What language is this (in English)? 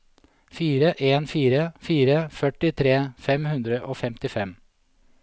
Norwegian